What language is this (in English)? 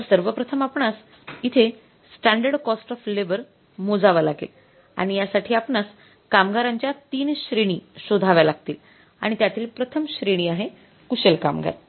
Marathi